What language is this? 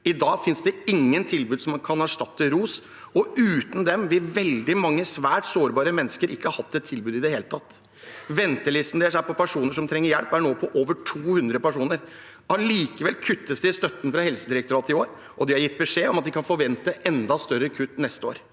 Norwegian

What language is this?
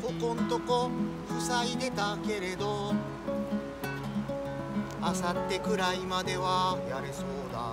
Japanese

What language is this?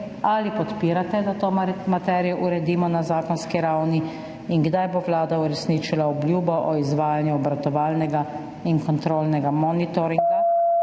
Slovenian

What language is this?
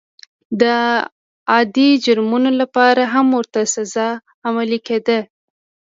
Pashto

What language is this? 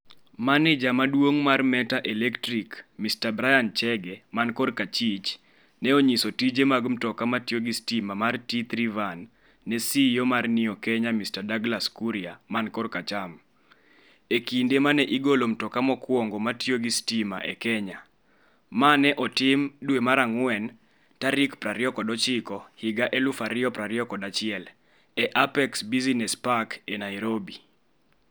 Luo (Kenya and Tanzania)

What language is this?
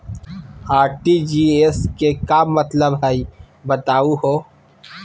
Magahi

